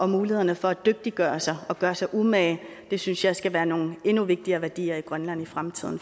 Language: Danish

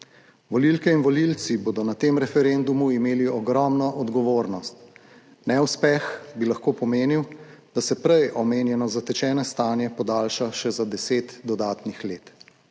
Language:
Slovenian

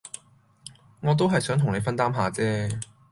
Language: Cantonese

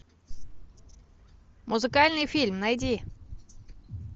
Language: Russian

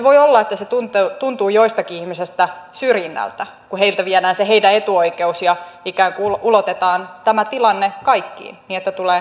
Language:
Finnish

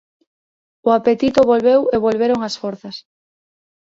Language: Galician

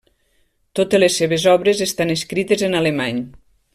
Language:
Catalan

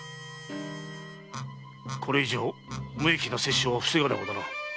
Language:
Japanese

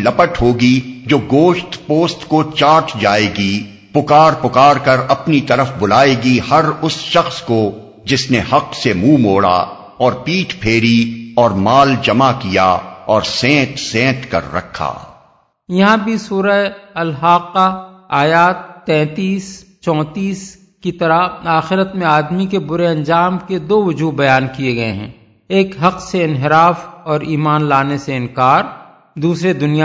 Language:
Urdu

